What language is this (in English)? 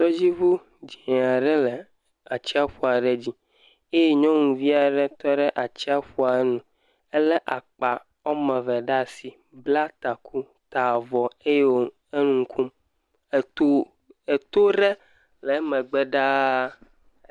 Ewe